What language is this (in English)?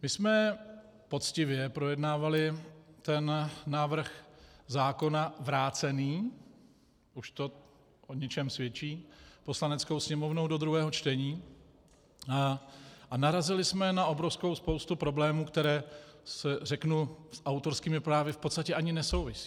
Czech